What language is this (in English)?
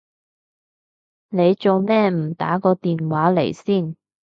Cantonese